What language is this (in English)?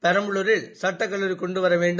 Tamil